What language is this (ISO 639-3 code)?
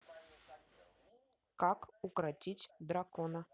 rus